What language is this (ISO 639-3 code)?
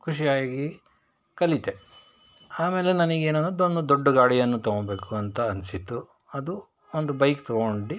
kan